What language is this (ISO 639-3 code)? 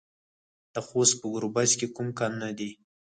pus